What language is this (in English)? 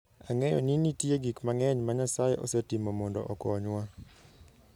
Luo (Kenya and Tanzania)